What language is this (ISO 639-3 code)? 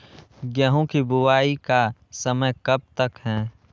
mag